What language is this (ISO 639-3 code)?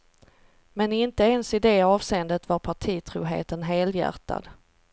swe